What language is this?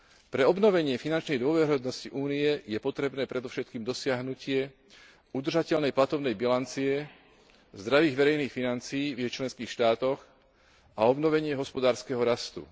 Slovak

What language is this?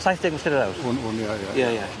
Welsh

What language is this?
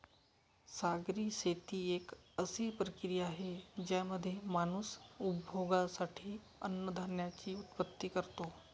Marathi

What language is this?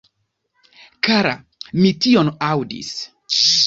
Esperanto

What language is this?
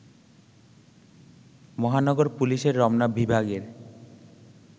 Bangla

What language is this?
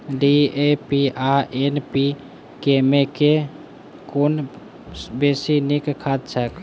Maithili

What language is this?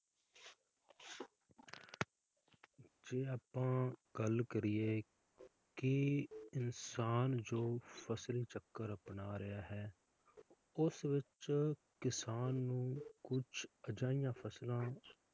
Punjabi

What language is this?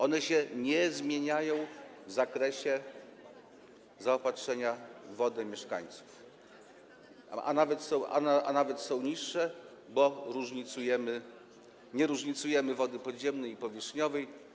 Polish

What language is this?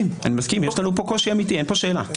Hebrew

